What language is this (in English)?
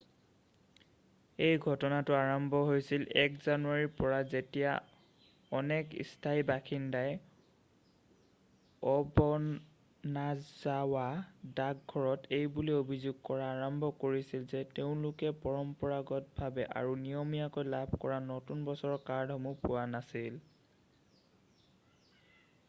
Assamese